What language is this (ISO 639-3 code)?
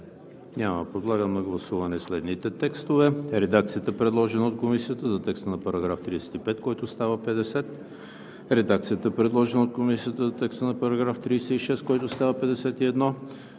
bul